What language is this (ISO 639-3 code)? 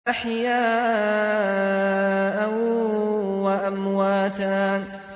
ara